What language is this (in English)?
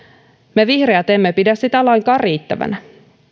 Finnish